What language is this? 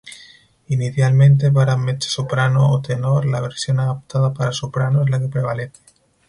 Spanish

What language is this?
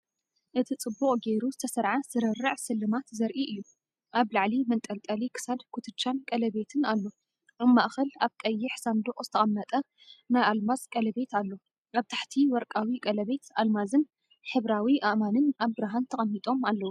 Tigrinya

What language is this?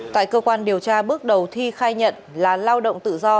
Vietnamese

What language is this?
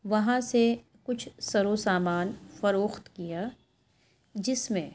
Urdu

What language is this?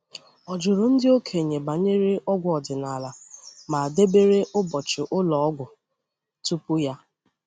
Igbo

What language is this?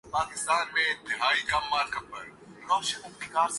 Urdu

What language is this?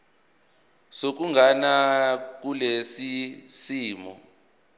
Zulu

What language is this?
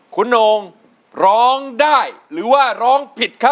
Thai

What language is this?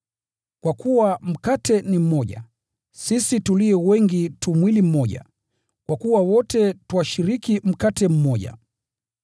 Swahili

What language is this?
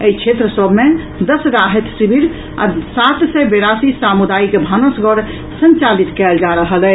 Maithili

